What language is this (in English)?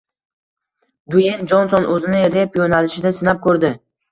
Uzbek